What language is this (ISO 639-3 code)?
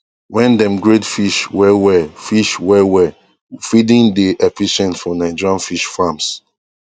pcm